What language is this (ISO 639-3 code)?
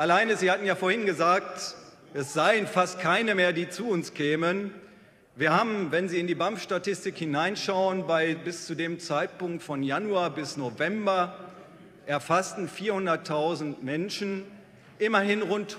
deu